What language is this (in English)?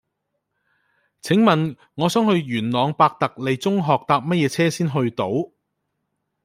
Cantonese